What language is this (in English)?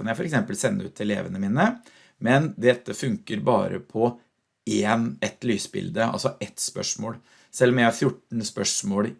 Norwegian